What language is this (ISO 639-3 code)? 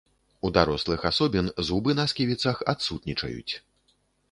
bel